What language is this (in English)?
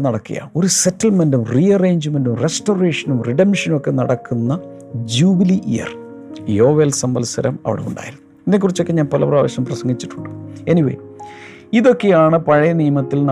Malayalam